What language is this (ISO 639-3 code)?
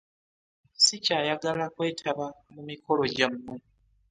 lug